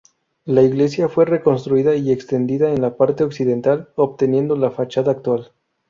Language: Spanish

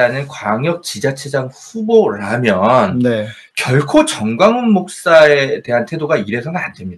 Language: Korean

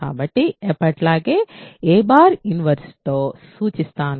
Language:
Telugu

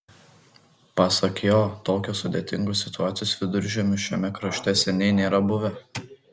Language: Lithuanian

